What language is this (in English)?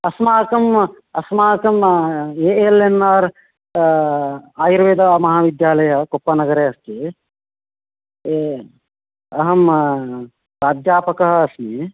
Sanskrit